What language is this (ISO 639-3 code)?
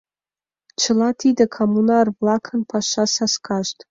chm